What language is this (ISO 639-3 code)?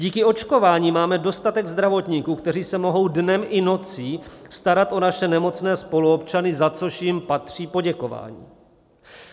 ces